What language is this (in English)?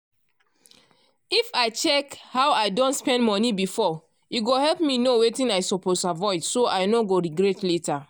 Nigerian Pidgin